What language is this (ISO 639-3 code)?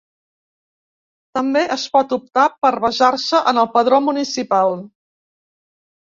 cat